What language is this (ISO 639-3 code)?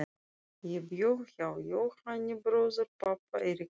isl